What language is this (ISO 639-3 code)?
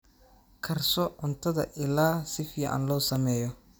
som